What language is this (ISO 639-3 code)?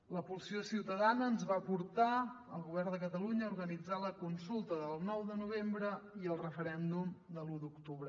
cat